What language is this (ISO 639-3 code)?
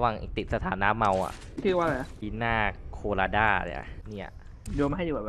tha